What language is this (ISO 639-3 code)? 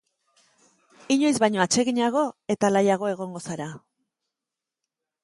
eus